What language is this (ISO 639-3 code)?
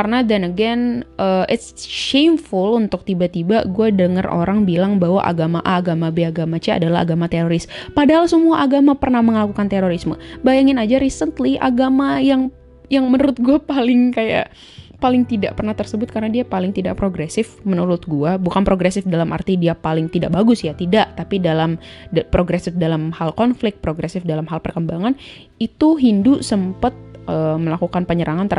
ind